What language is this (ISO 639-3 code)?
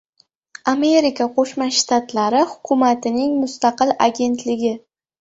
uzb